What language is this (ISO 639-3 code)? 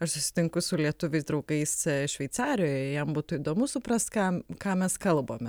lit